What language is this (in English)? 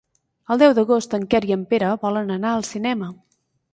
Catalan